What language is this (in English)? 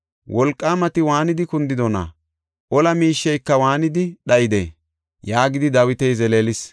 Gofa